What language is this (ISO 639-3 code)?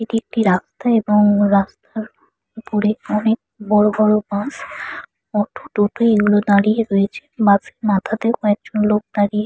ben